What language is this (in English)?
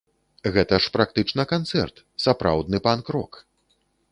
Belarusian